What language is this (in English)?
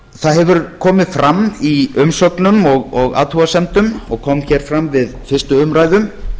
Icelandic